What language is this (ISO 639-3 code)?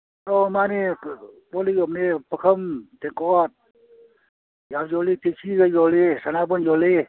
mni